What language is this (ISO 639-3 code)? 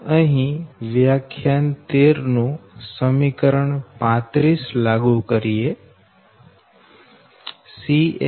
guj